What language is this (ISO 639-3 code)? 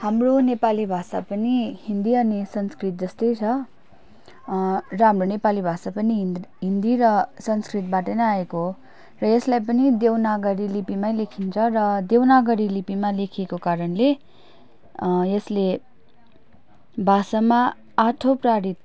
nep